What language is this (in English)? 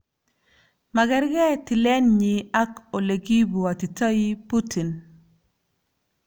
Kalenjin